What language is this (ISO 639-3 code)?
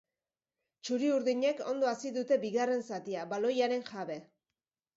eus